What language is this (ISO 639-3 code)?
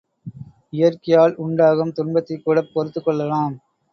tam